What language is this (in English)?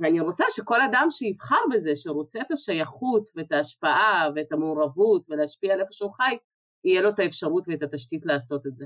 Hebrew